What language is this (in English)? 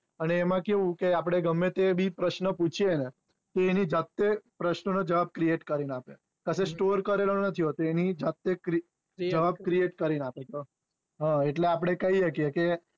Gujarati